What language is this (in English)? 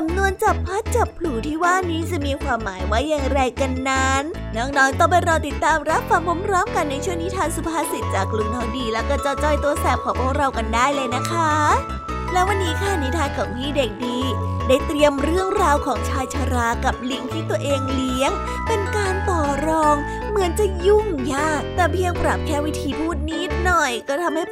Thai